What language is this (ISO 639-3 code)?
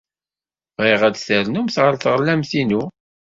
kab